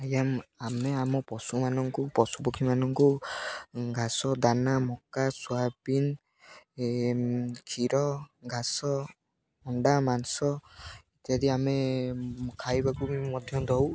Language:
Odia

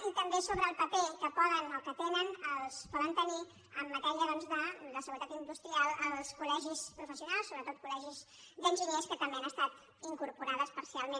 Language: Catalan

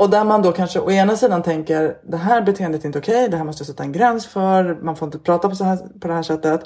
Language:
Swedish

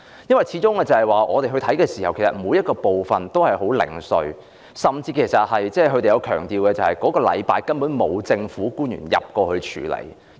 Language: Cantonese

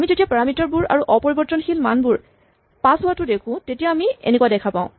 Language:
Assamese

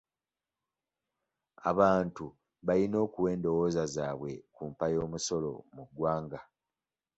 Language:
Ganda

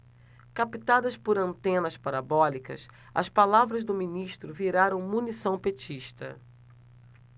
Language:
Portuguese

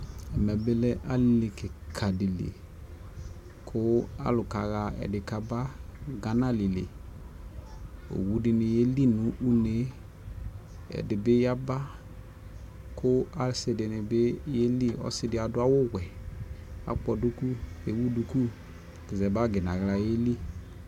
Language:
Ikposo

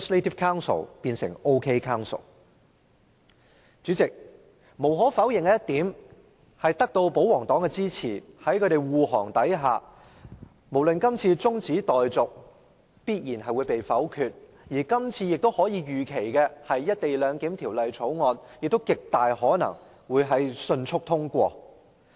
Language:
Cantonese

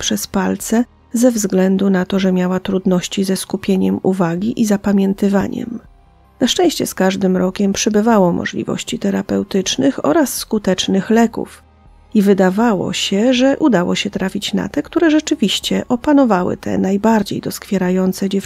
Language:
Polish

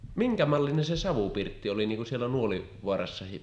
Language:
Finnish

